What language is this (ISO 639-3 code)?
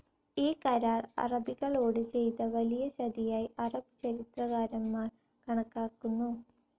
mal